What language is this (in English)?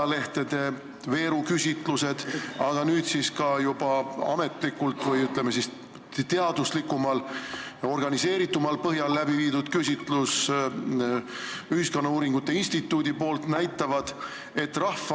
Estonian